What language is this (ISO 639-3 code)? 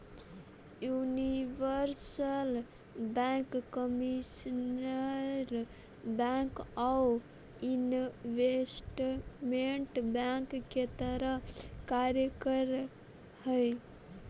mag